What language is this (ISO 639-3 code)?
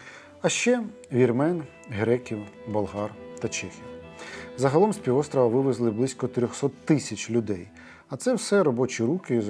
ukr